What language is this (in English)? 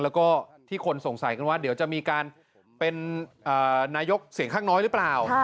Thai